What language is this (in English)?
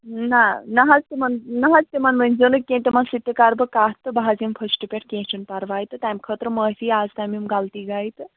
Kashmiri